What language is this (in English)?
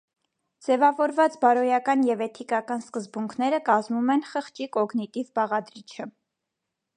Armenian